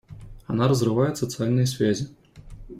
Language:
Russian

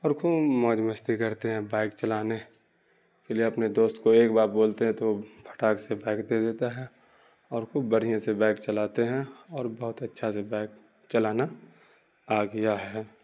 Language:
Urdu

